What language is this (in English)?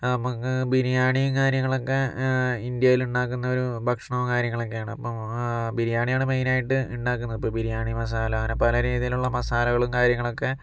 Malayalam